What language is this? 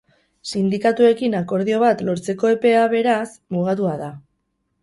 Basque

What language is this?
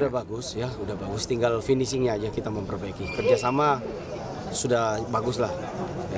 Indonesian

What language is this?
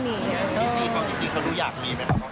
Thai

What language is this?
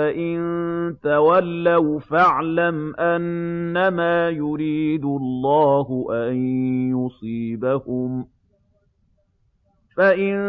Arabic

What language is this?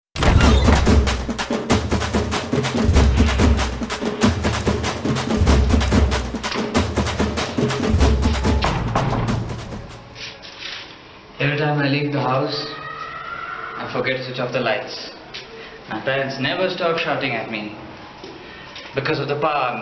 English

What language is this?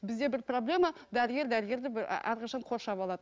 Kazakh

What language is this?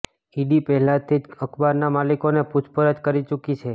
Gujarati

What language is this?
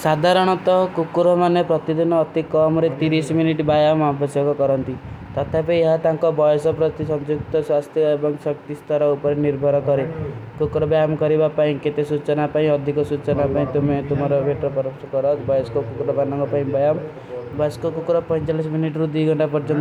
Kui (India)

